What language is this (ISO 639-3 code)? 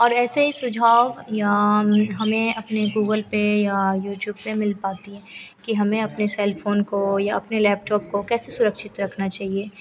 hin